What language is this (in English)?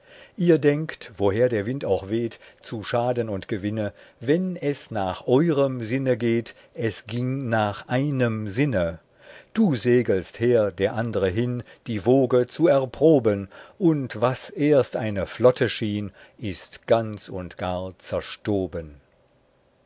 German